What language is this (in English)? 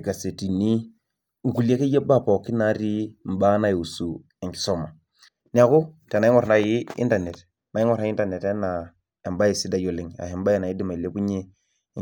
Masai